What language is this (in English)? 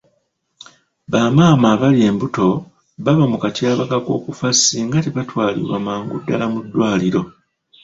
Ganda